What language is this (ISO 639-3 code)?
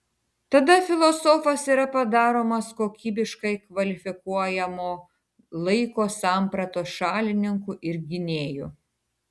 lit